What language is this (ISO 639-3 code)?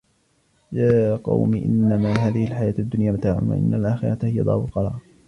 ara